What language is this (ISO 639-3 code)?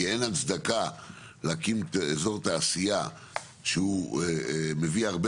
heb